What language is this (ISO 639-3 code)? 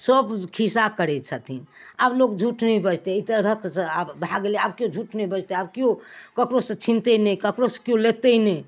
mai